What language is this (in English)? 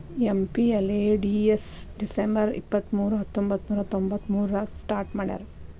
Kannada